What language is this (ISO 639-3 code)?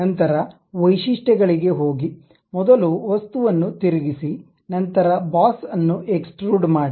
kan